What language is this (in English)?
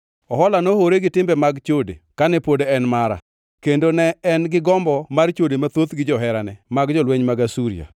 Luo (Kenya and Tanzania)